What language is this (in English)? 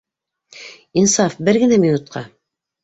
Bashkir